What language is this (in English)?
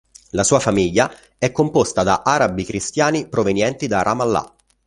Italian